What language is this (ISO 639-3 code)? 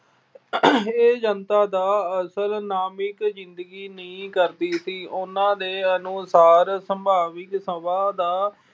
pan